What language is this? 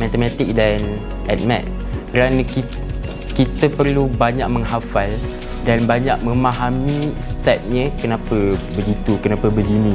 Malay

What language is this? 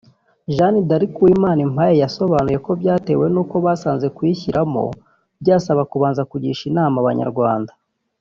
Kinyarwanda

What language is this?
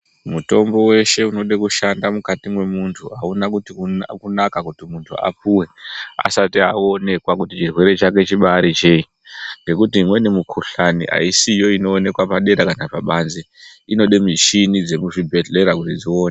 Ndau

